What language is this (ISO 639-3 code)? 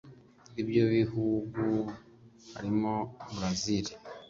kin